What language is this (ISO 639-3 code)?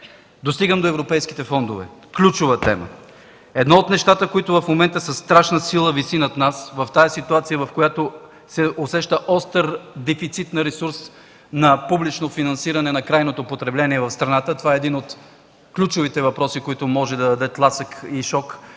bul